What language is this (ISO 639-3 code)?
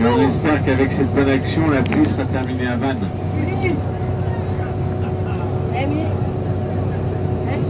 fra